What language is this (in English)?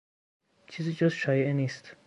Persian